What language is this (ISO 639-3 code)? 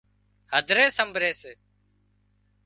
kxp